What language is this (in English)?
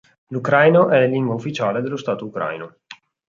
Italian